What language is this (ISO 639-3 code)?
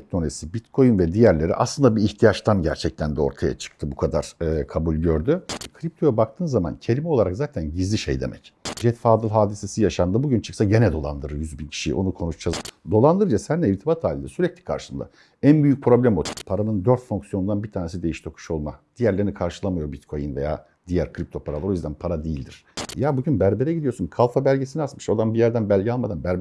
tur